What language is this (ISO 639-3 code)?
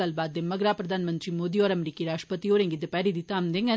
doi